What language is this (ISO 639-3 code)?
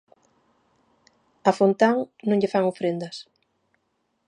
glg